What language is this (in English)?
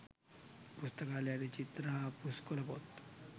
Sinhala